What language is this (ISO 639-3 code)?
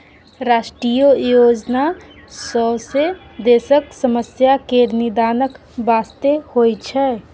mai